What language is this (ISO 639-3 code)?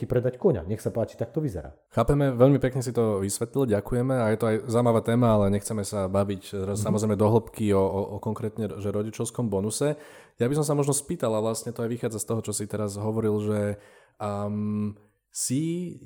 slk